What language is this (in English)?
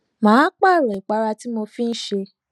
Yoruba